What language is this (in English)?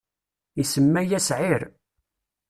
Kabyle